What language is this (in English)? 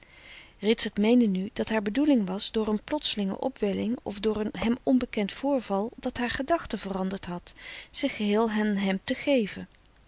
Dutch